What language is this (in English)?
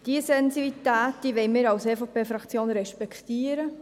Swiss German